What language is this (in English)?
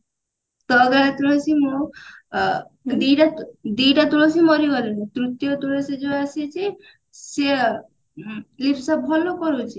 Odia